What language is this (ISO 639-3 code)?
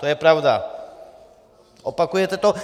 ces